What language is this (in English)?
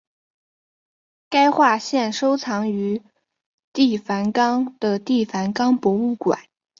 Chinese